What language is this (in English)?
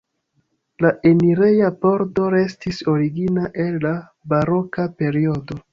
Esperanto